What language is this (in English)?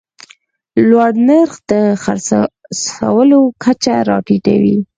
Pashto